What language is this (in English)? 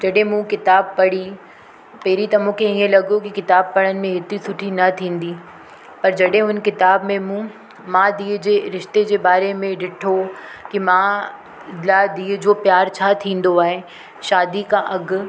Sindhi